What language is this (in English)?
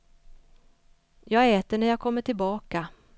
Swedish